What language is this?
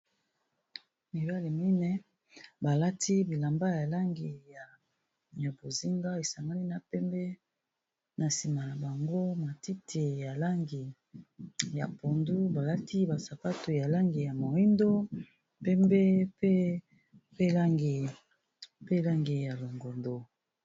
Lingala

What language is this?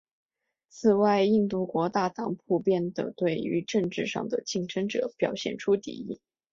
Chinese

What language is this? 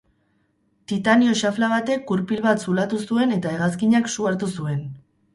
Basque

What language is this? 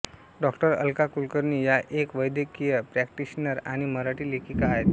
Marathi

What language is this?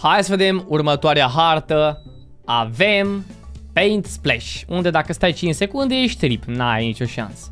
Romanian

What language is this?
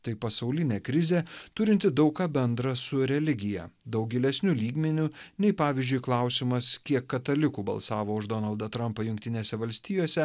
Lithuanian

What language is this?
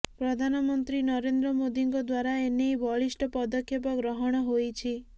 Odia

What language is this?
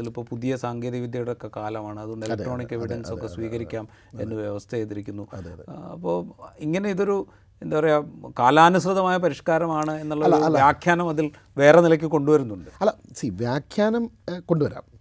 Malayalam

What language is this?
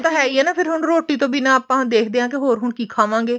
Punjabi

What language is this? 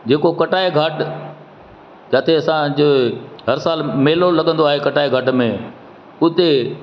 Sindhi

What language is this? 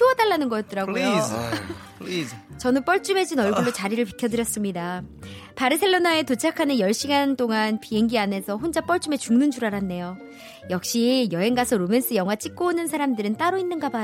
Korean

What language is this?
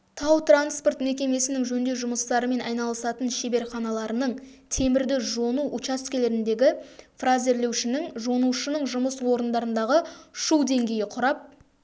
Kazakh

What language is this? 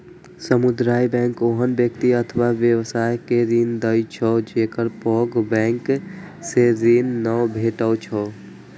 Maithili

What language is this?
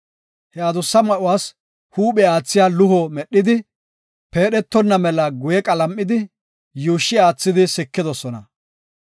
Gofa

